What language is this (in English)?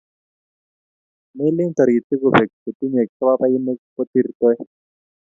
Kalenjin